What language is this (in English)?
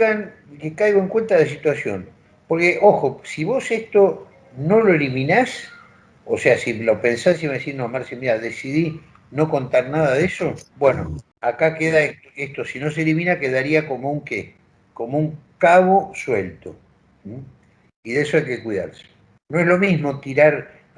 Spanish